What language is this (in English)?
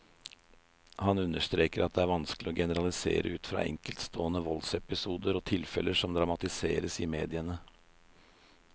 Norwegian